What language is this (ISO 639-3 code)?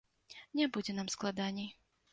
bel